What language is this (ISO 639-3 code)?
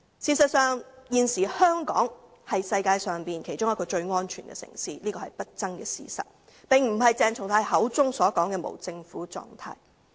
yue